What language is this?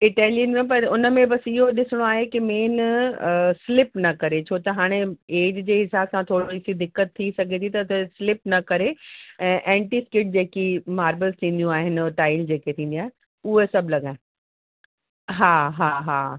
Sindhi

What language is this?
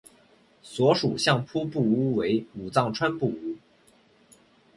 Chinese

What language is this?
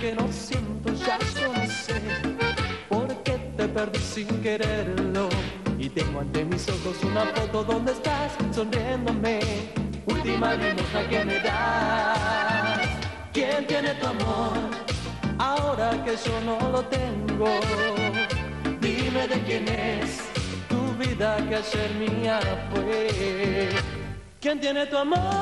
Romanian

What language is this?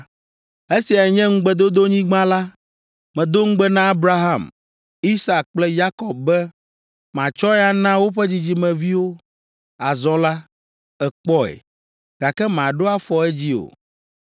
Ewe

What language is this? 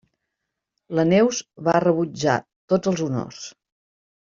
Catalan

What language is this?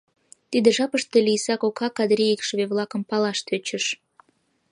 Mari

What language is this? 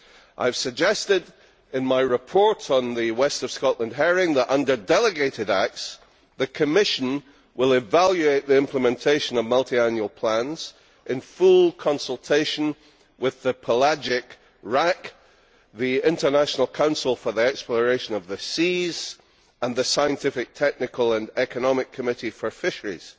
English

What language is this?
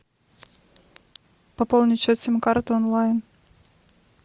Russian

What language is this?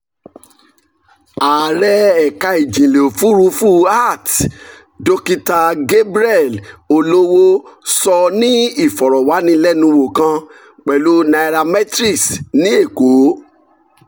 Yoruba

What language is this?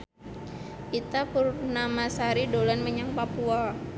Javanese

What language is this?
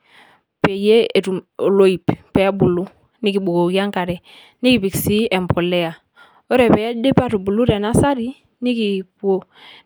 Masai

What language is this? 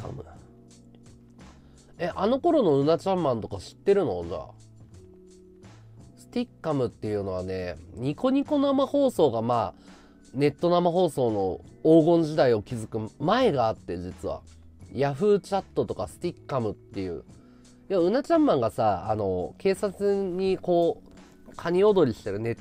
Japanese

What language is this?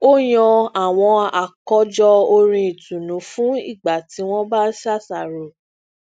Yoruba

